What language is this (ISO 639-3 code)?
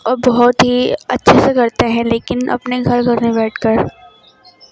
urd